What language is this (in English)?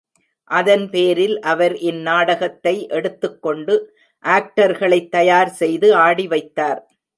Tamil